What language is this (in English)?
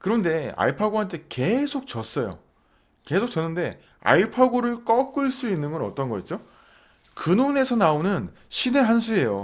Korean